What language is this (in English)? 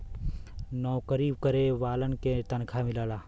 Bhojpuri